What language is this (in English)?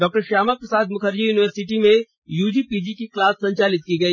Hindi